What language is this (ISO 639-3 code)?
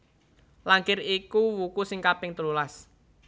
jav